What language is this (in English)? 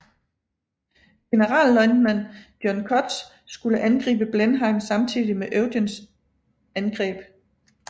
Danish